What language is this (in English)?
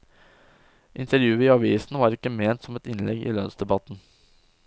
Norwegian